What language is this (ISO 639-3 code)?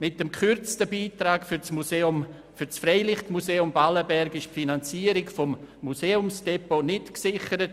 gsw